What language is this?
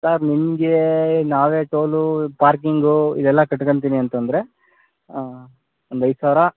Kannada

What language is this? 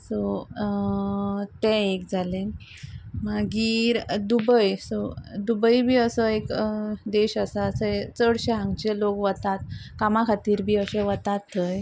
Konkani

